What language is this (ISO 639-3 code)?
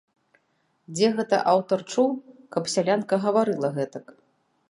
bel